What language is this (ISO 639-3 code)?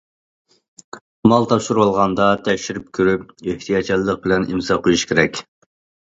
uig